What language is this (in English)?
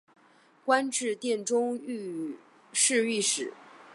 Chinese